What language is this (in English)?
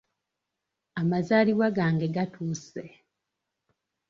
Ganda